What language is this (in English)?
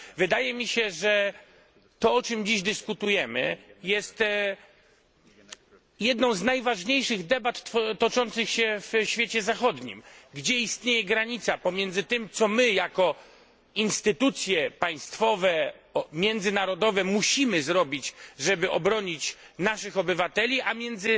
Polish